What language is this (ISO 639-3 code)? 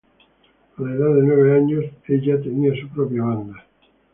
spa